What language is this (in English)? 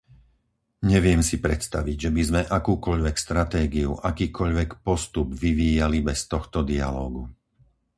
Slovak